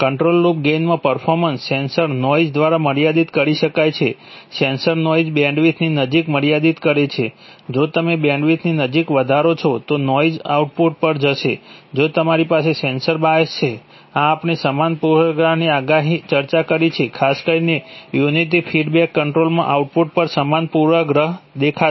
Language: Gujarati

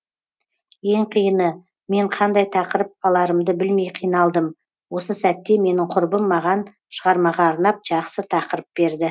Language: Kazakh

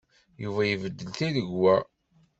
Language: Kabyle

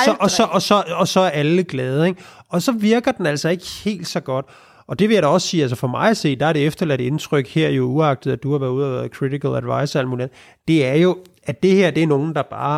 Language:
Danish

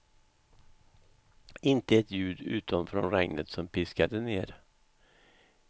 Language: Swedish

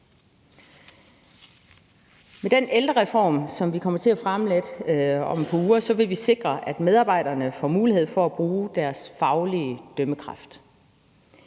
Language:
Danish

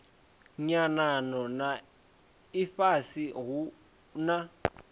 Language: Venda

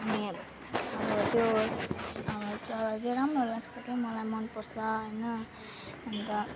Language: Nepali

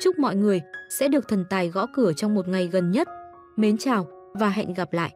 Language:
Vietnamese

